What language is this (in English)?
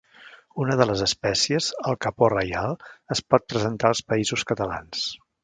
Catalan